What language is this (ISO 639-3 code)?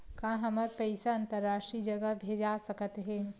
hne